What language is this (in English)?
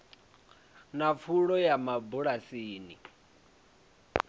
Venda